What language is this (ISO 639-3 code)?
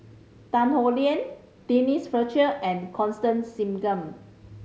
eng